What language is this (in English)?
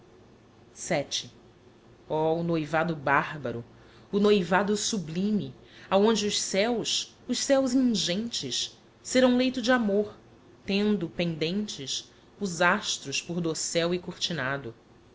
Portuguese